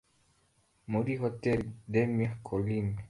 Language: Kinyarwanda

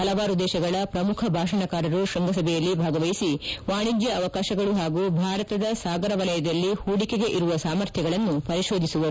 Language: Kannada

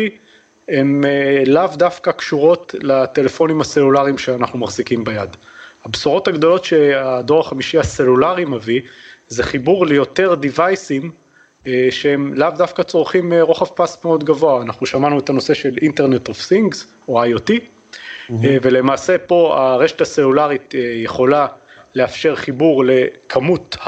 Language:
Hebrew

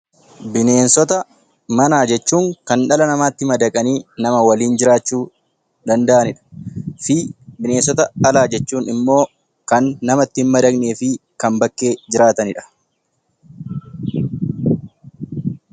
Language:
Oromo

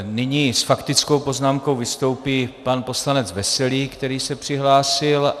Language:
Czech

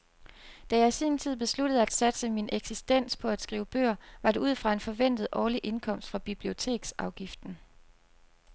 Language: Danish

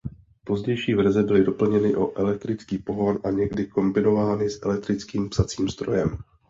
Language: Czech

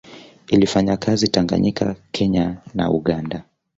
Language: Swahili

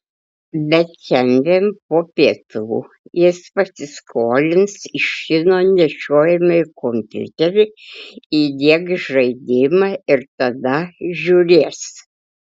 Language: Lithuanian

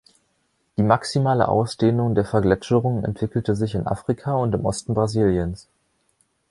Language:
German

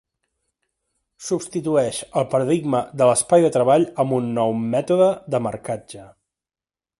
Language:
Catalan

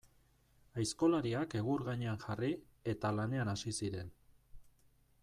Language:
Basque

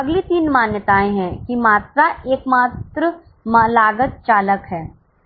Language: Hindi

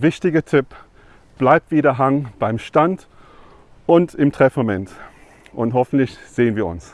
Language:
German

